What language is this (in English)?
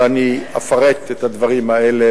Hebrew